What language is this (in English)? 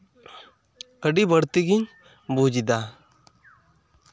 Santali